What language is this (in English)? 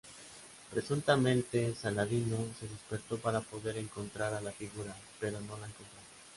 Spanish